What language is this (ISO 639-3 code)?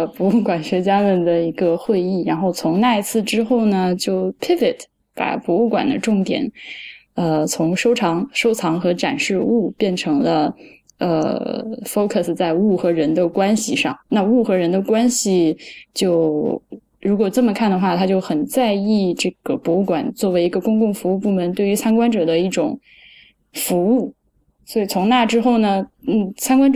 zho